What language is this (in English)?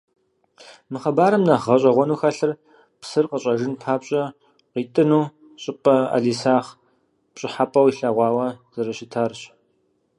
Kabardian